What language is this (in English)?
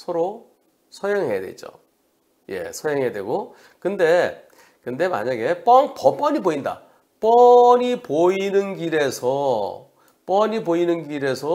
Korean